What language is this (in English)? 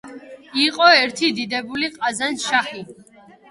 Georgian